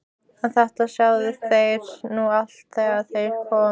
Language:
Icelandic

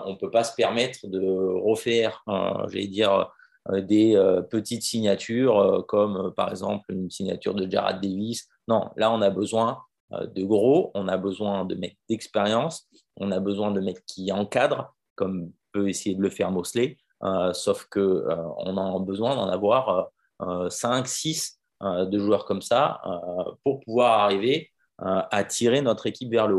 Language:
French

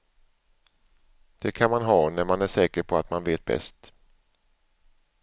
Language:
Swedish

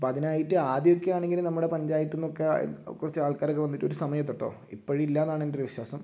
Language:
Malayalam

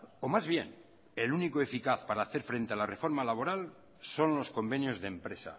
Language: Spanish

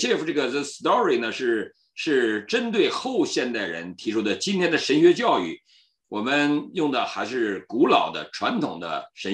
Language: Chinese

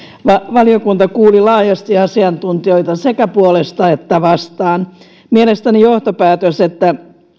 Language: Finnish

